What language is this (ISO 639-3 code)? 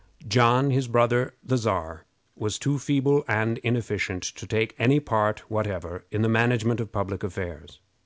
eng